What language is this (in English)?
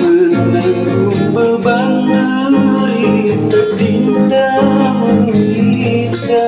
Indonesian